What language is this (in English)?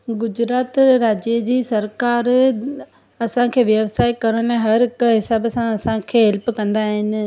Sindhi